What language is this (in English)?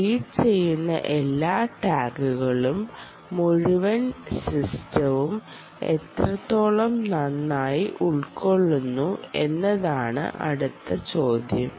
Malayalam